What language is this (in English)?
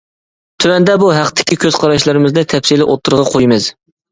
Uyghur